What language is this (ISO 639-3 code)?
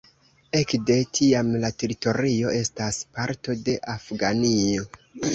epo